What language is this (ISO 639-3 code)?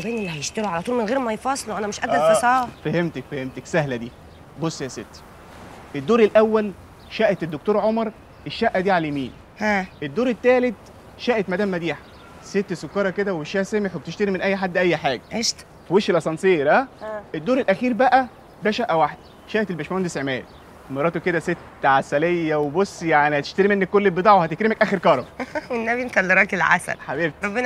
ara